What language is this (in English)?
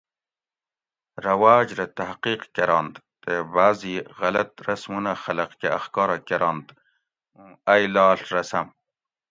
Gawri